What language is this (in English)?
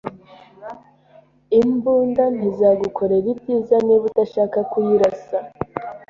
Kinyarwanda